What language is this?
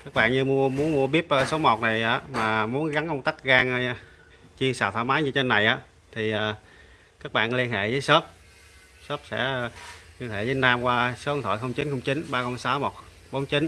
Vietnamese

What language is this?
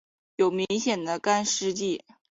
Chinese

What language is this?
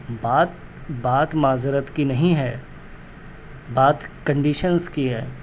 Urdu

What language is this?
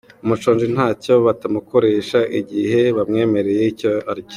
Kinyarwanda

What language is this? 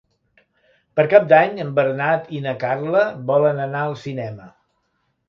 Catalan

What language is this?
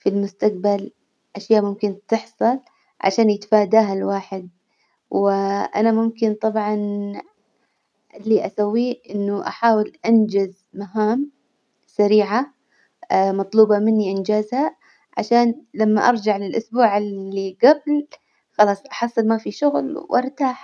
Hijazi Arabic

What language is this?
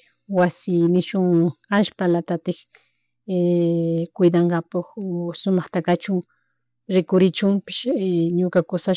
Chimborazo Highland Quichua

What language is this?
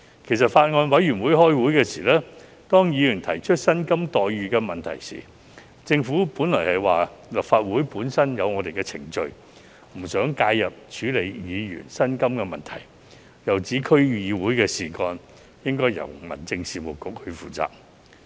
Cantonese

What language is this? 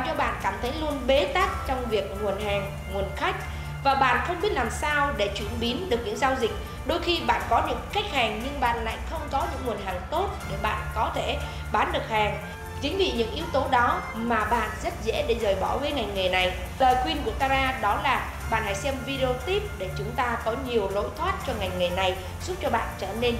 Vietnamese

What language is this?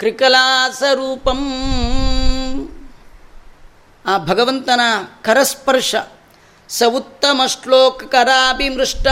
Kannada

